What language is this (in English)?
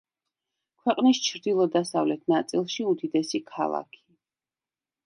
Georgian